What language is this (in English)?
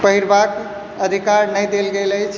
Maithili